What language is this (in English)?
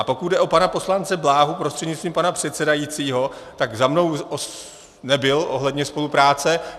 Czech